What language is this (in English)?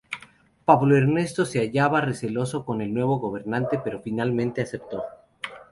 Spanish